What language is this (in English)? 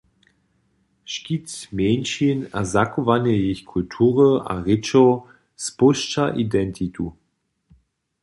Upper Sorbian